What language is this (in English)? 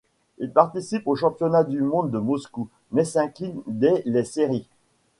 French